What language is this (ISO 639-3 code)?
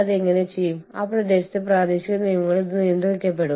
mal